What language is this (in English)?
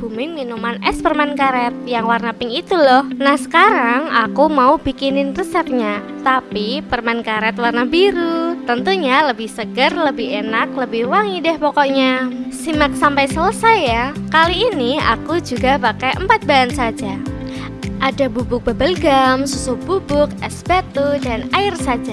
Indonesian